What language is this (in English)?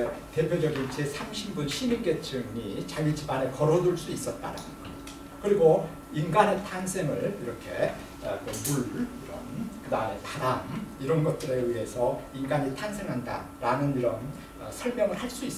Korean